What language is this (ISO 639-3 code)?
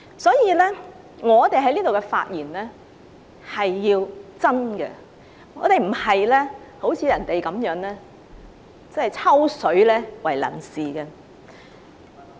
yue